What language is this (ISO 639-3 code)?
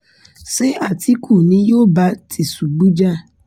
yor